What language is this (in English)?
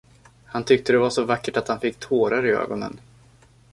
Swedish